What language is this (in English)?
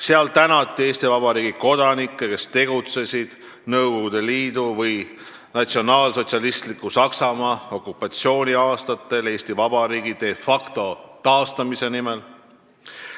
Estonian